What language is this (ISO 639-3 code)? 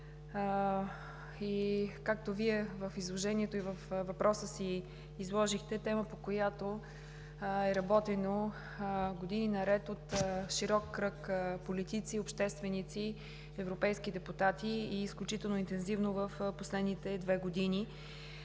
bul